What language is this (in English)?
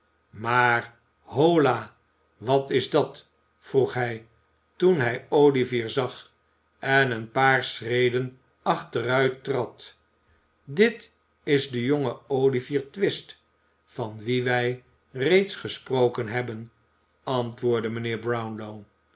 Dutch